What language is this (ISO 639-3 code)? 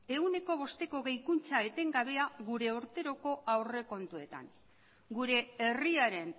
eus